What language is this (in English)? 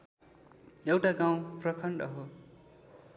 Nepali